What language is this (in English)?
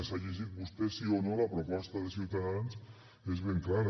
Catalan